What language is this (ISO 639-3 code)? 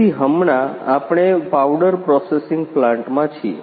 guj